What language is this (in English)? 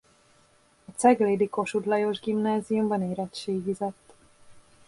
Hungarian